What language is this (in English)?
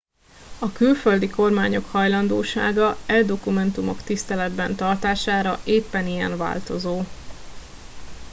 Hungarian